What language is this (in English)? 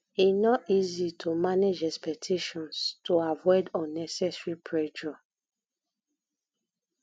Nigerian Pidgin